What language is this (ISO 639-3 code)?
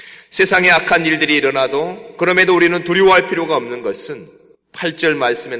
kor